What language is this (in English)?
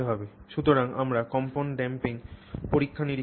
Bangla